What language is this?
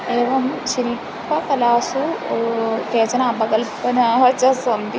Sanskrit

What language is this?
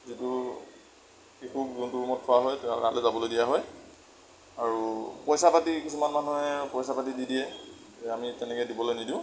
Assamese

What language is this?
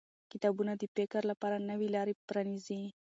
Pashto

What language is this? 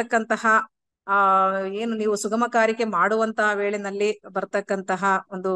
Kannada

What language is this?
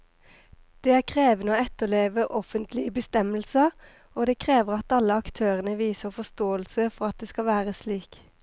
Norwegian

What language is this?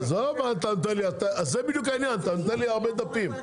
Hebrew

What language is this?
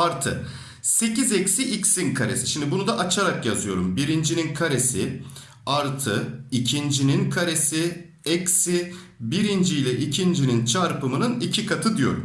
Turkish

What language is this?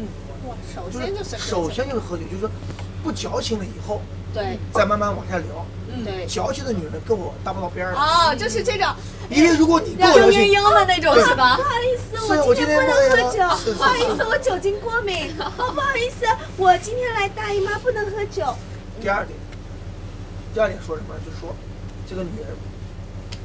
Chinese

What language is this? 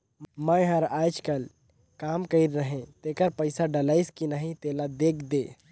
Chhattisgarhi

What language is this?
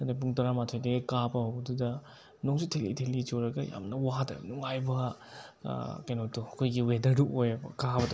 Manipuri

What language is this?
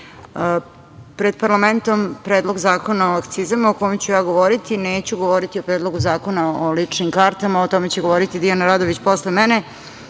Serbian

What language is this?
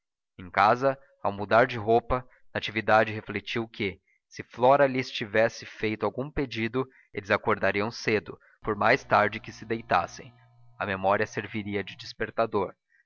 Portuguese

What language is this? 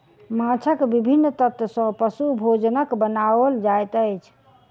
Maithili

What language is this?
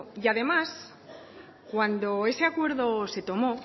Spanish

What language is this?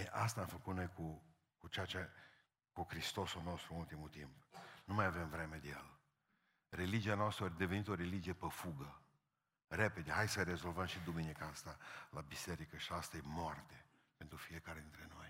Romanian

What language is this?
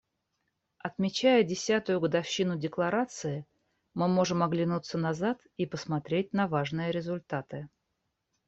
Russian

